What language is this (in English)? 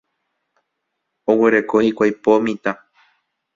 Guarani